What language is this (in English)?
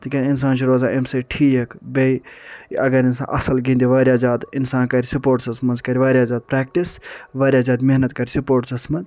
Kashmiri